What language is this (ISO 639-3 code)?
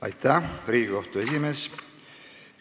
est